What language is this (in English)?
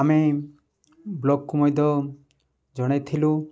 Odia